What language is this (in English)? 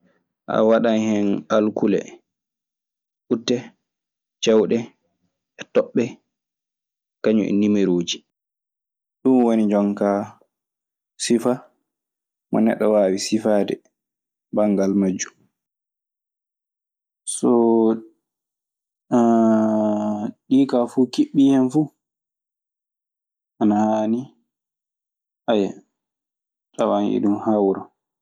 Maasina Fulfulde